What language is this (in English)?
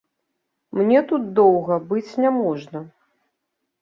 Belarusian